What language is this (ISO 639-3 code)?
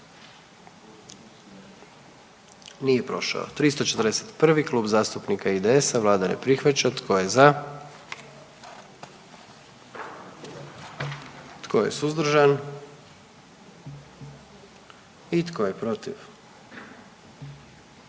hrv